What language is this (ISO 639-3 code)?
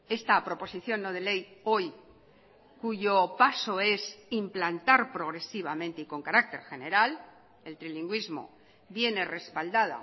spa